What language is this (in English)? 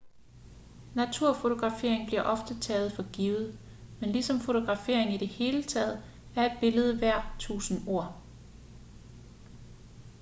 Danish